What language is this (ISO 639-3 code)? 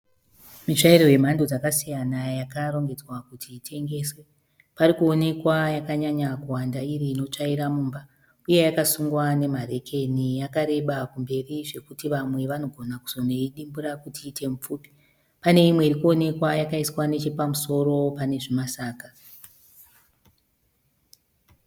sna